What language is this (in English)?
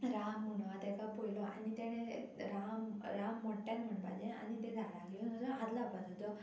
Konkani